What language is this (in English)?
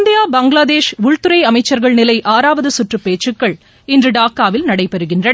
Tamil